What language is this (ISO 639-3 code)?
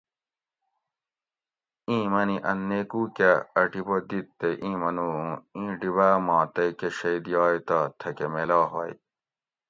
gwc